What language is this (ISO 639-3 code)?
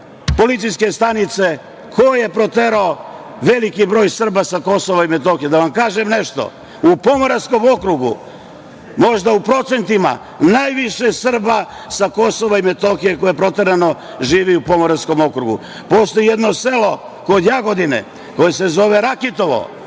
srp